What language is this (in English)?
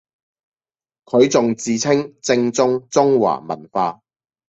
Cantonese